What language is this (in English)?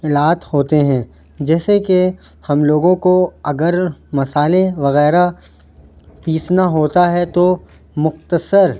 Urdu